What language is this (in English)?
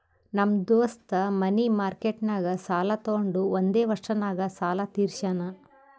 Kannada